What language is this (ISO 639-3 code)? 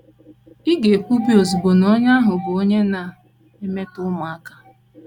ibo